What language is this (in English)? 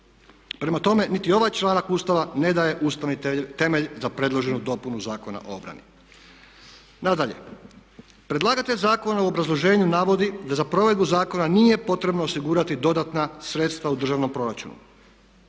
Croatian